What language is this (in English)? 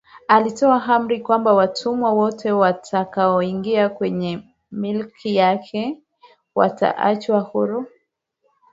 Swahili